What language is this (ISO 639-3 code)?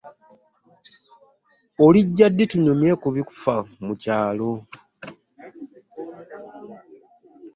lug